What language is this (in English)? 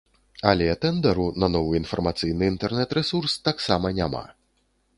Belarusian